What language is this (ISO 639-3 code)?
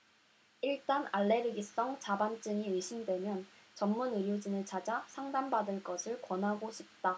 kor